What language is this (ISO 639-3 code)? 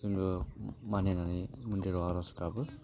brx